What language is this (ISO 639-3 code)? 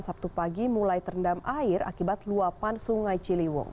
ind